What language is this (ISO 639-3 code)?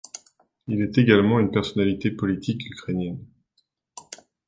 fra